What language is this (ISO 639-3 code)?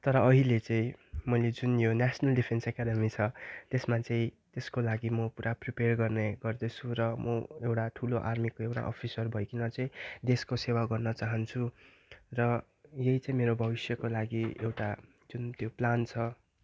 nep